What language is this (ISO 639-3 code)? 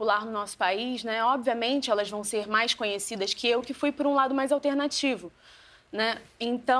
por